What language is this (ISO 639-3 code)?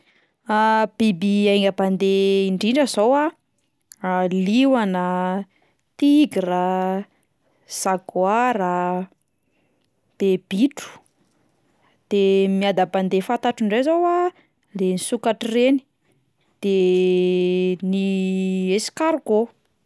mlg